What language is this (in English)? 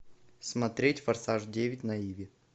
Russian